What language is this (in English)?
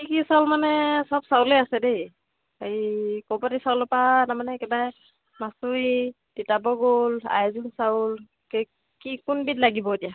Assamese